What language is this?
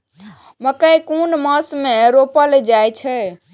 Maithili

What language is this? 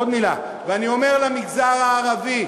Hebrew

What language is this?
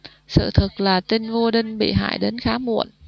Vietnamese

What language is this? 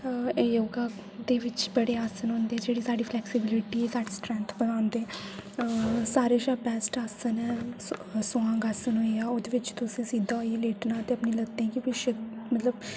Dogri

